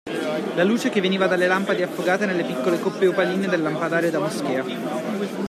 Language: Italian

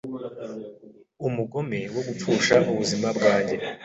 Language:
Kinyarwanda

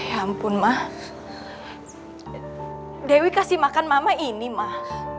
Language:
Indonesian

